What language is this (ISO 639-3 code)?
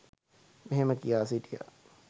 sin